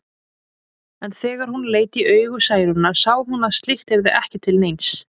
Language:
Icelandic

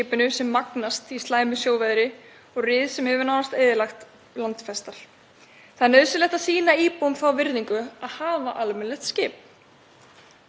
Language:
Icelandic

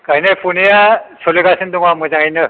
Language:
Bodo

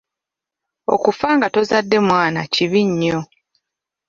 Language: Ganda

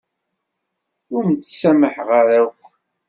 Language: Kabyle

